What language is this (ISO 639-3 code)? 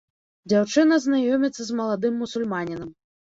bel